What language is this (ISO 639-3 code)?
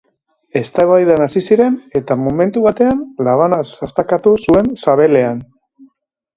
eus